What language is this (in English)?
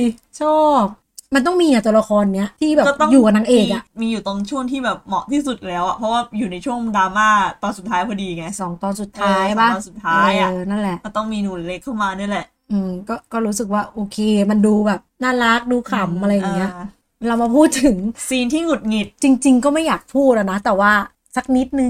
Thai